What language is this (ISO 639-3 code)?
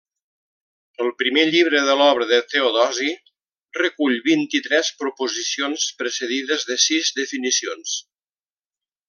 cat